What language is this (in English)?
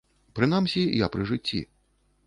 Belarusian